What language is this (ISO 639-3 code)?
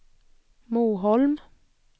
swe